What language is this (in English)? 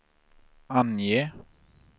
Swedish